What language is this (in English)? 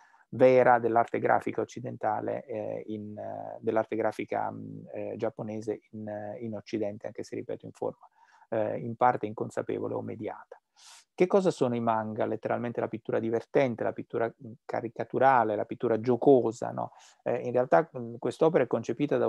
Italian